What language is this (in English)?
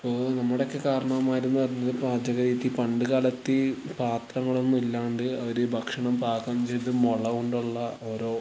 Malayalam